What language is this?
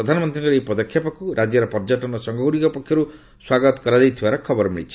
Odia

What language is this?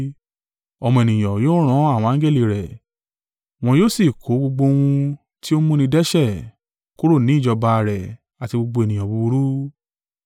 Yoruba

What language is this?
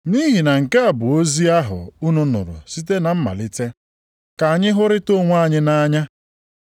Igbo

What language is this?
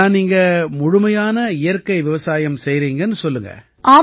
Tamil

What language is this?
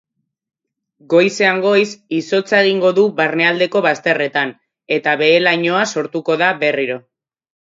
Basque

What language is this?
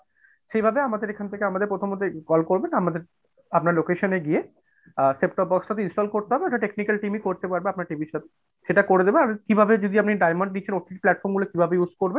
Bangla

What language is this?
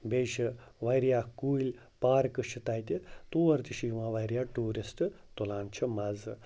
Kashmiri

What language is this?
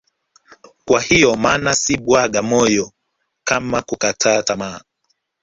Swahili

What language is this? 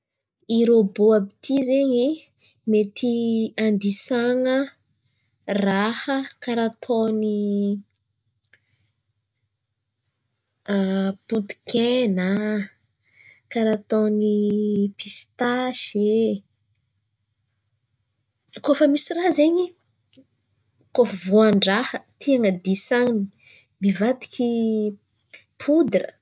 Antankarana Malagasy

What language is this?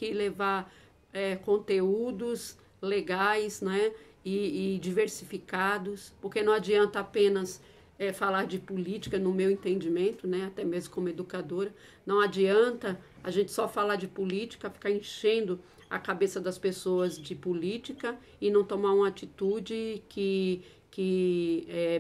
Portuguese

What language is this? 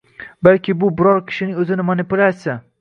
Uzbek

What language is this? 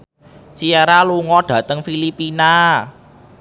Javanese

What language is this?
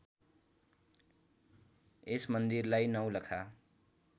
Nepali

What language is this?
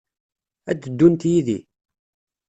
Kabyle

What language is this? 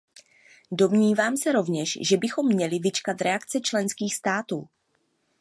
Czech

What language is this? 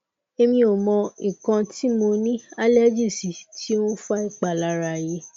Yoruba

